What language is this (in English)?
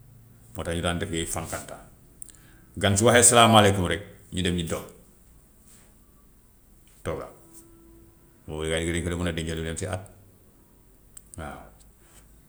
Gambian Wolof